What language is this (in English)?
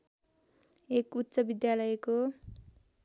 Nepali